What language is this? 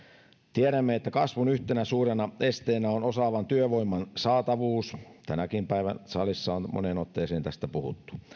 Finnish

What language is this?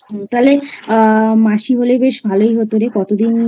Bangla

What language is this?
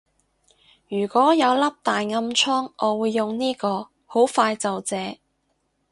Cantonese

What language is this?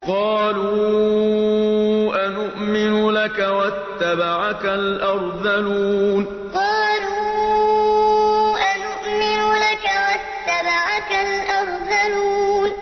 Arabic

